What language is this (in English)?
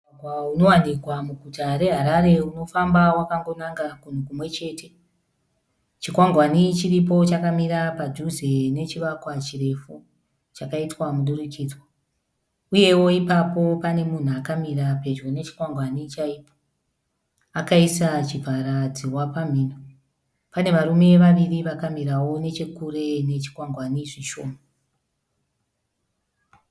Shona